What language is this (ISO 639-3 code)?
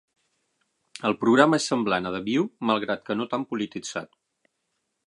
cat